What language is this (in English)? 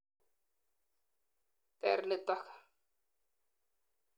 Kalenjin